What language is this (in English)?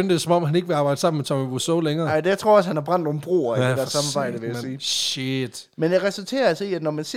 Danish